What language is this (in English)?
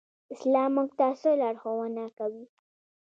Pashto